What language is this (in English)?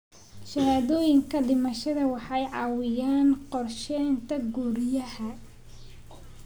Somali